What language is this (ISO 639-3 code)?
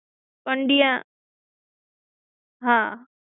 guj